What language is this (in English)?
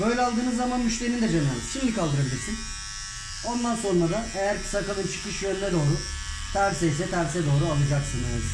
Turkish